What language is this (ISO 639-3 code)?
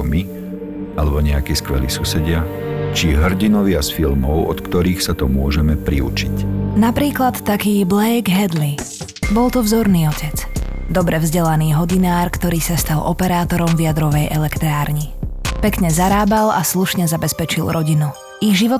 slk